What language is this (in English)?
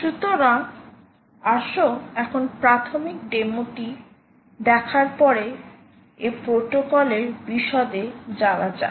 Bangla